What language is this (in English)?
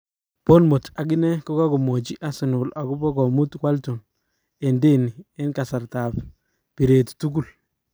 Kalenjin